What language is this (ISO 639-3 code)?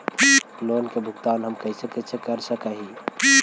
mag